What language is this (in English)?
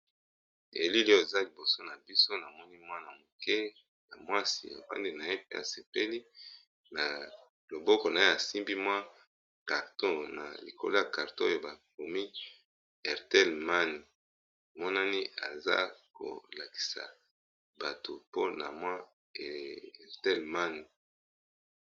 Lingala